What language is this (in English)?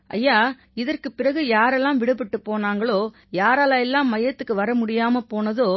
Tamil